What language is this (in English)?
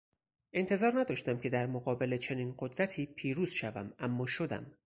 Persian